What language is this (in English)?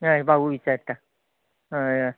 Konkani